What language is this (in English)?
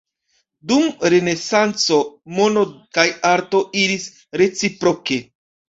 Esperanto